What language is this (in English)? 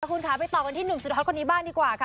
Thai